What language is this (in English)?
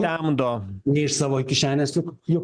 Lithuanian